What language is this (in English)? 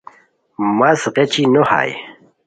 Khowar